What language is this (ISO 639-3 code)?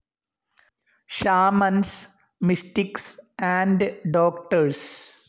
mal